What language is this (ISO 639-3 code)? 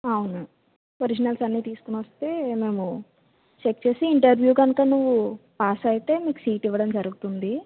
tel